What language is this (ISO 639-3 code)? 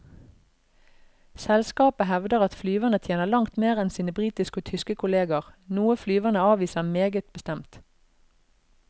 nor